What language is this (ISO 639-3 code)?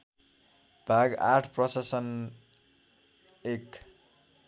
nep